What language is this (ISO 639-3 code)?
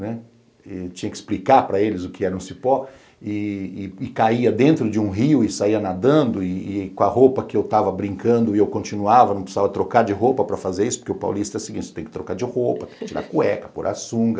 por